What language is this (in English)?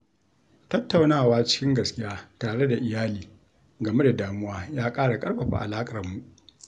Hausa